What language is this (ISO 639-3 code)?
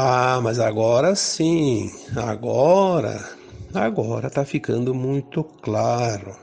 por